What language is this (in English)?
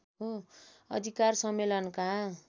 Nepali